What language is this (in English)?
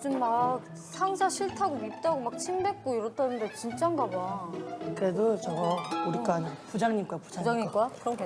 Korean